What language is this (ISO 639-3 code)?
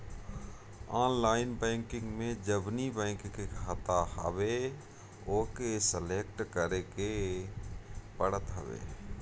bho